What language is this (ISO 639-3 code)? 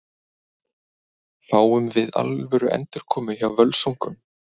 isl